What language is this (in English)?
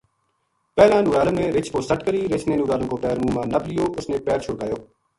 Gujari